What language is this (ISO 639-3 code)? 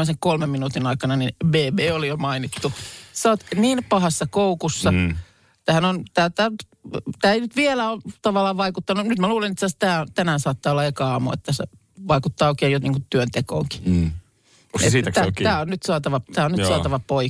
fin